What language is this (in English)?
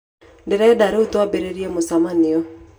Kikuyu